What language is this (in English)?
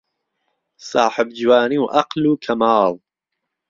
Central Kurdish